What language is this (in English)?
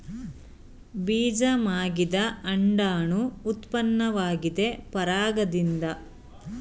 Kannada